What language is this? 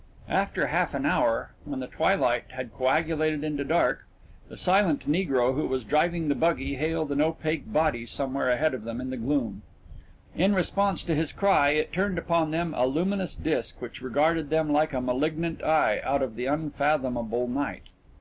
English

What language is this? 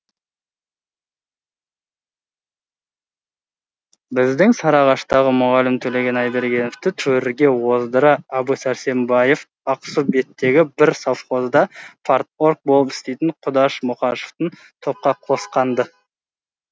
Kazakh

